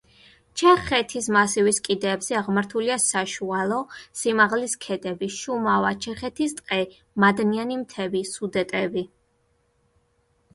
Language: Georgian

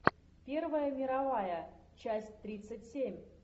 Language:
Russian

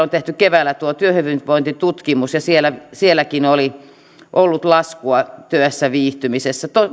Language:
Finnish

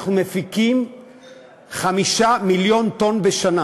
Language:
Hebrew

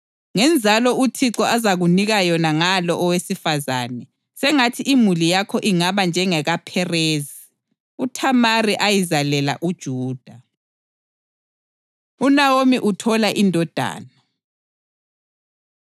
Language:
North Ndebele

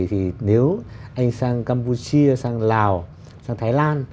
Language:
Vietnamese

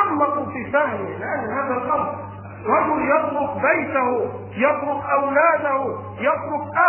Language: Arabic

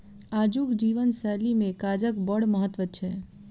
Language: Maithili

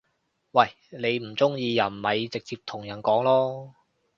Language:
Cantonese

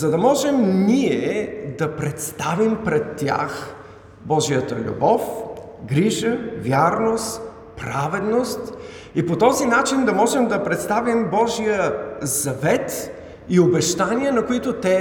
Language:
Bulgarian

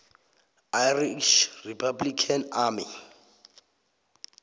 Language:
South Ndebele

